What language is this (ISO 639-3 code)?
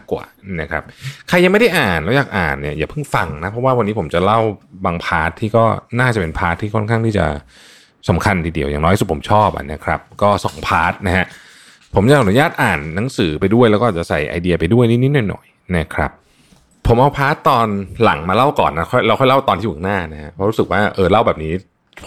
tha